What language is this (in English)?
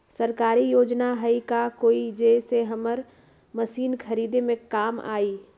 Magahi